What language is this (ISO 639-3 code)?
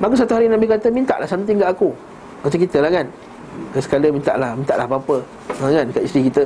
msa